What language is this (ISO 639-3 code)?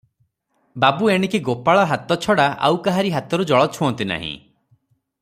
ori